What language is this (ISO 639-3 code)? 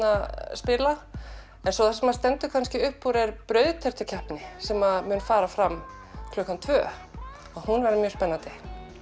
isl